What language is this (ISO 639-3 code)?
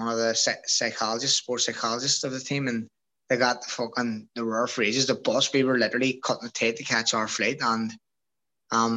eng